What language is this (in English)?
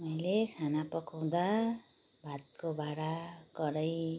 Nepali